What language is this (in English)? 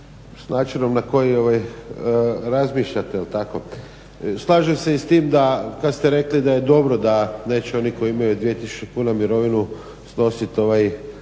Croatian